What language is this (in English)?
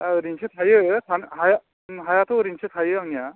Bodo